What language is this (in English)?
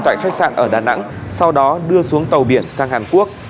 Vietnamese